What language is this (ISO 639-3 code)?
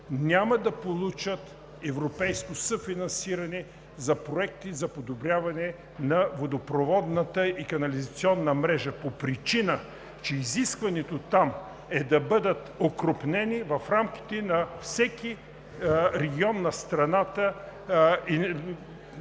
bul